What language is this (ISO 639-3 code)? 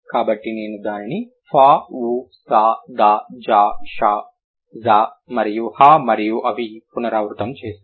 tel